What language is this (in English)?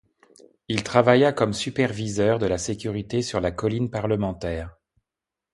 French